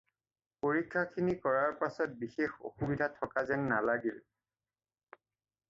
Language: Assamese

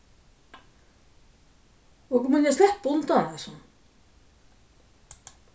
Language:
Faroese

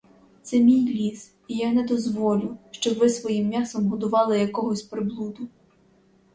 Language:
Ukrainian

